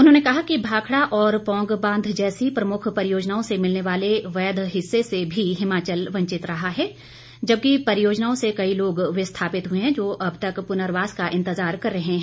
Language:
Hindi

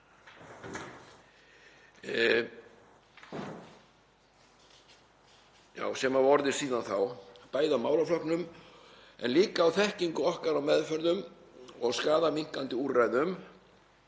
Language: Icelandic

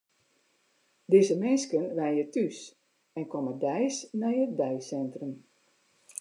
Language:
Western Frisian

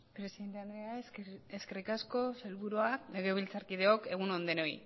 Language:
Basque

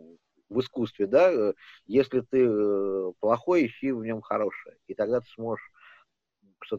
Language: Russian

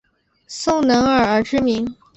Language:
Chinese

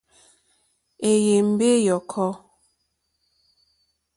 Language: Mokpwe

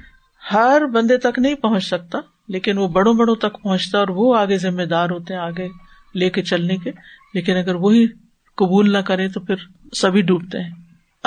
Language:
Urdu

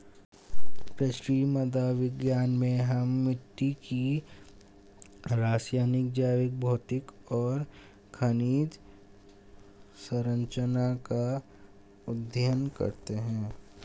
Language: Hindi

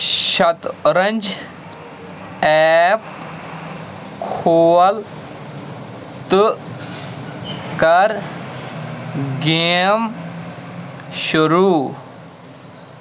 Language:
Kashmiri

